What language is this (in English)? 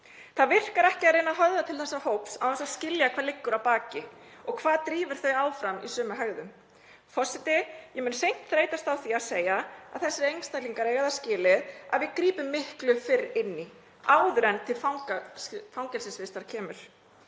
Icelandic